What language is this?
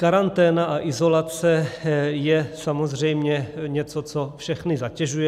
Czech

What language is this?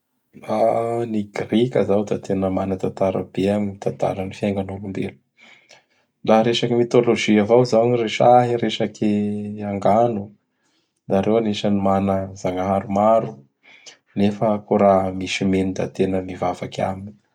Bara Malagasy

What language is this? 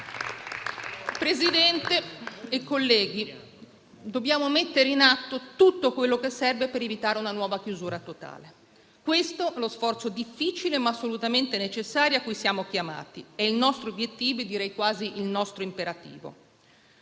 Italian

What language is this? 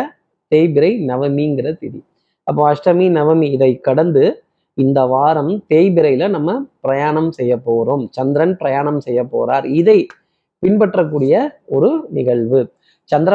Tamil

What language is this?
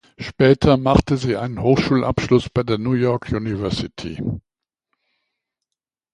German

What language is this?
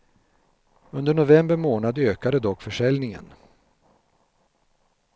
Swedish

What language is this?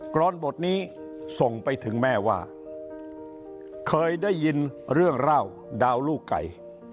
Thai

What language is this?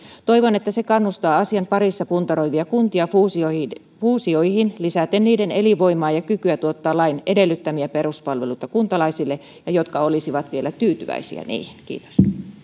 Finnish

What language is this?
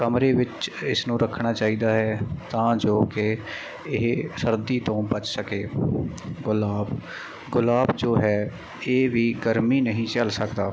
Punjabi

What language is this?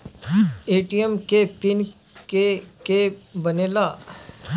Bhojpuri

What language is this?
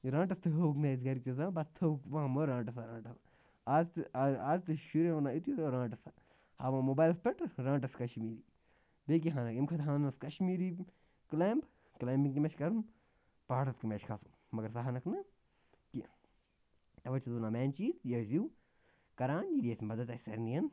Kashmiri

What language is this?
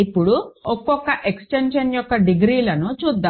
Telugu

